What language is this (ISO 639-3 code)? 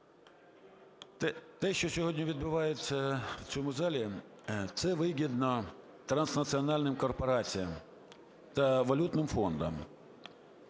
ukr